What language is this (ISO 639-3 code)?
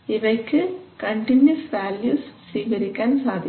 mal